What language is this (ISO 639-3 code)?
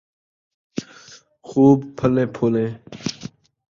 skr